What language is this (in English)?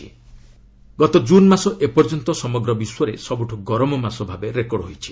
Odia